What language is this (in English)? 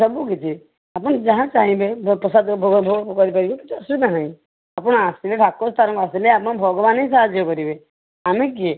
Odia